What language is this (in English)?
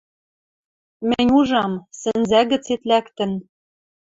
Western Mari